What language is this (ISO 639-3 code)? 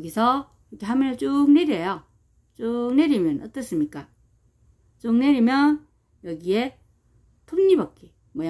kor